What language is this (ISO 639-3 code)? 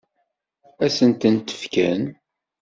kab